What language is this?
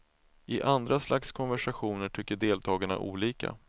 Swedish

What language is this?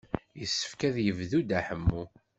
Kabyle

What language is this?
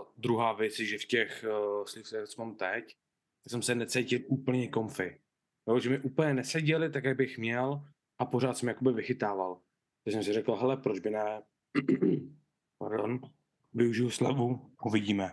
Czech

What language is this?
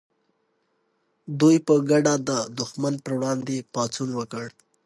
Pashto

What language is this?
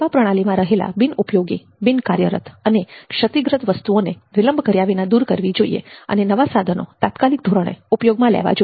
Gujarati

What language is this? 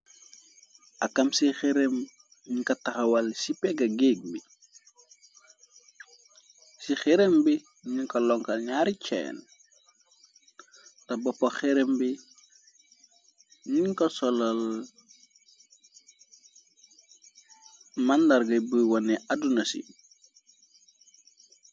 Wolof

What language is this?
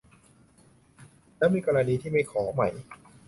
Thai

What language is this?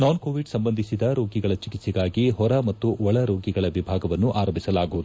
Kannada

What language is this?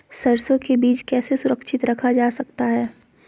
Magahi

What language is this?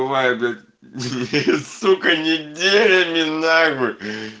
Russian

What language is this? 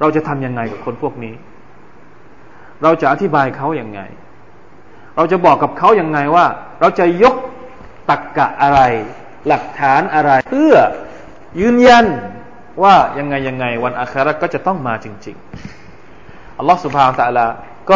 Thai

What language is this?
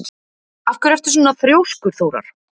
Icelandic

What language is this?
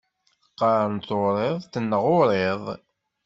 Kabyle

